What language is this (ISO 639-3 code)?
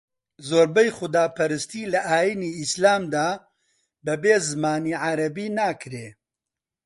ckb